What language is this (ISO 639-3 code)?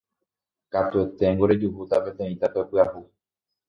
grn